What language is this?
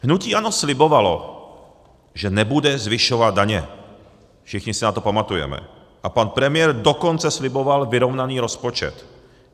Czech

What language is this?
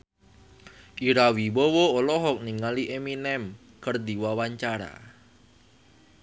Sundanese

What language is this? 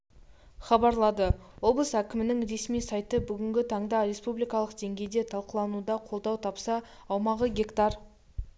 Kazakh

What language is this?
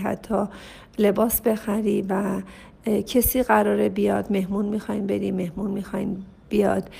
Persian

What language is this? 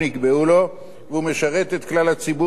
Hebrew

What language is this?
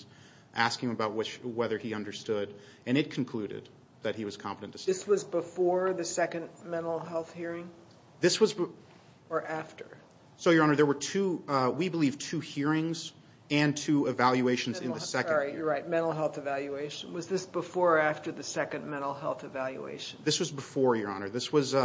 English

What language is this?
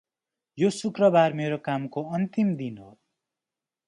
Nepali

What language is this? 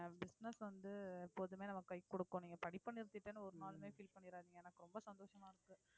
Tamil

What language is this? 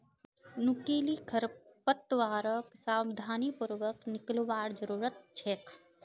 Magahi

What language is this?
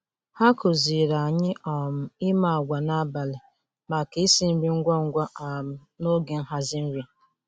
Igbo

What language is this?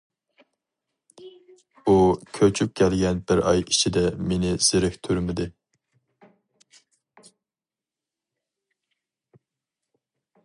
Uyghur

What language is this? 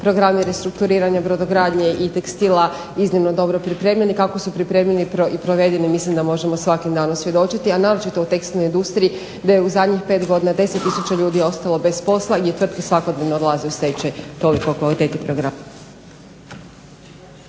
Croatian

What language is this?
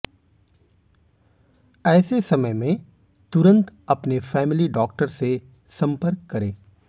Hindi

